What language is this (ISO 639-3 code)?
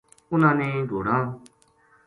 gju